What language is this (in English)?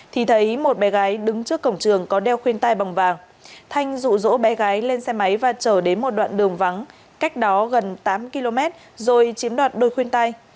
Vietnamese